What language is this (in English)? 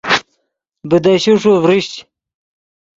Yidgha